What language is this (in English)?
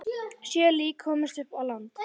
Icelandic